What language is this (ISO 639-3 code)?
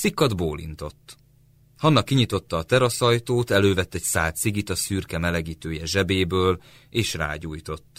hun